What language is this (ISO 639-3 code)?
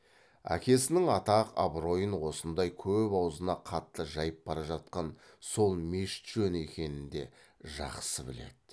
kaz